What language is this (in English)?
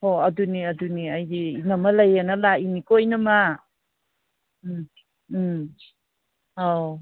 Manipuri